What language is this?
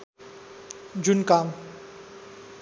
Nepali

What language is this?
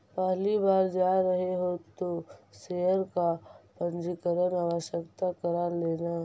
Magahi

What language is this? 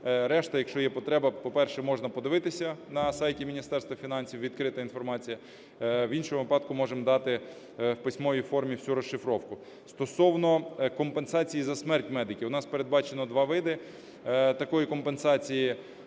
Ukrainian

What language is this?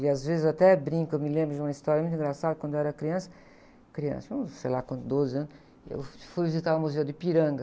Portuguese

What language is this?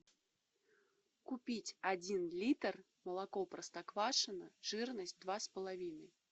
Russian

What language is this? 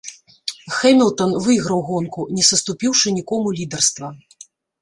Belarusian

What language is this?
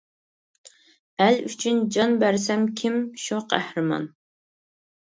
Uyghur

